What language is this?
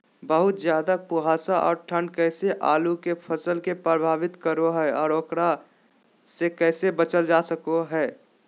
Magahi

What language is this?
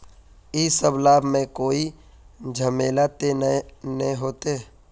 Magahi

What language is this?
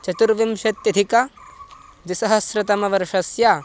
Sanskrit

